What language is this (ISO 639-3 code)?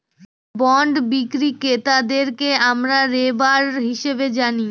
ben